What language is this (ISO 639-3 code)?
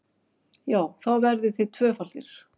isl